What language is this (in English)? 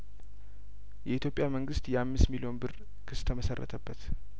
Amharic